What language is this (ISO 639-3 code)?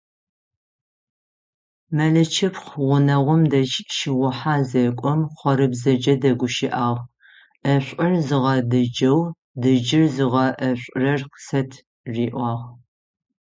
ady